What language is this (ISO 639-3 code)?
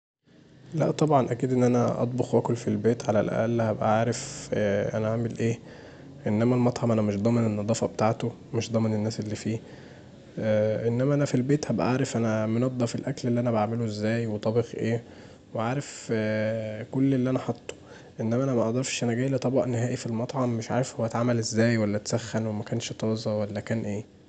arz